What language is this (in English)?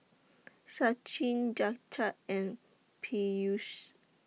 English